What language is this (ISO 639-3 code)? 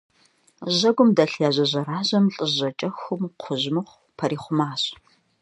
kbd